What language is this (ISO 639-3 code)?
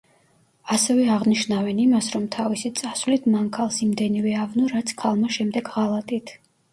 kat